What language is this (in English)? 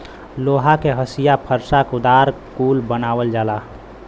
Bhojpuri